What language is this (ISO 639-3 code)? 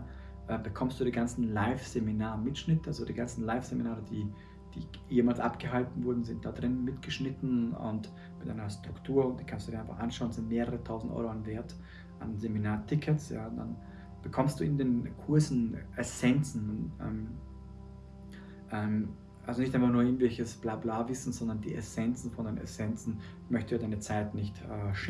deu